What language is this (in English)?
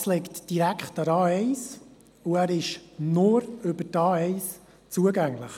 Swiss German